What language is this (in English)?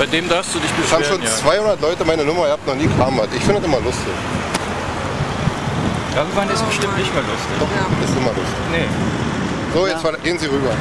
German